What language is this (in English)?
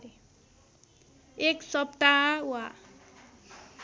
Nepali